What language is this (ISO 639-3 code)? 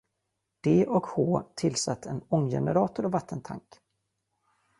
swe